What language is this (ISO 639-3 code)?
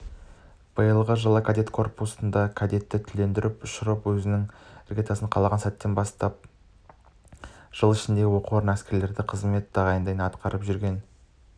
kaz